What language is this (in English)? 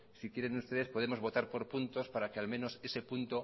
Spanish